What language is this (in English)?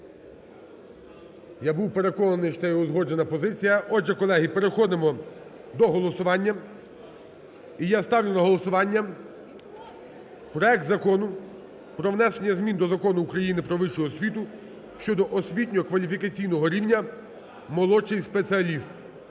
Ukrainian